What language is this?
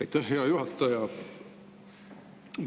Estonian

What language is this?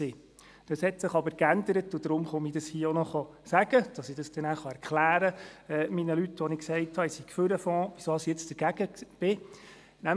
Swiss German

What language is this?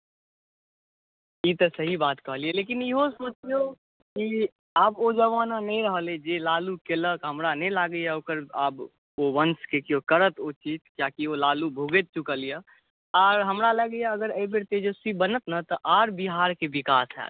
Maithili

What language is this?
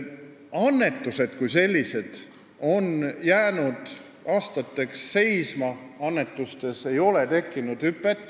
Estonian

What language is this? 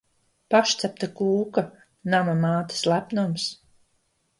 Latvian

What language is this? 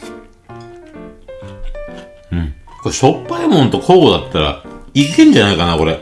Japanese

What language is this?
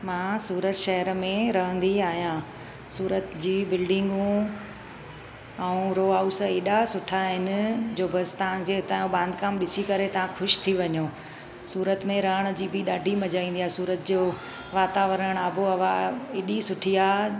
Sindhi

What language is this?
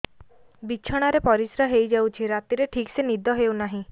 Odia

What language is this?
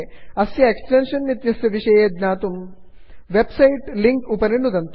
Sanskrit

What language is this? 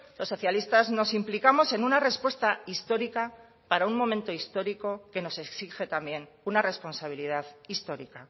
Spanish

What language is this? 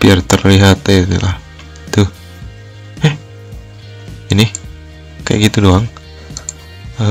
Indonesian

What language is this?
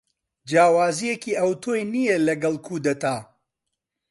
Central Kurdish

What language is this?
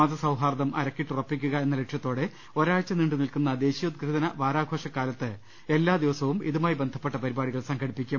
Malayalam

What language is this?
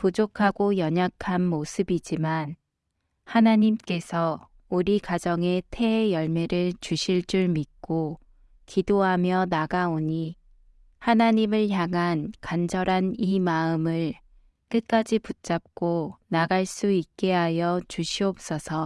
Korean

